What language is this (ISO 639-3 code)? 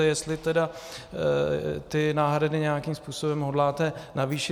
ces